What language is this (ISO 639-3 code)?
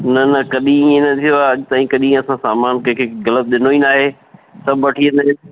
snd